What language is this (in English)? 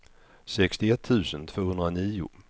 Swedish